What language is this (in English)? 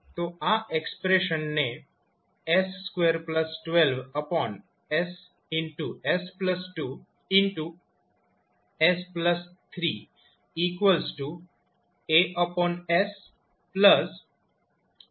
Gujarati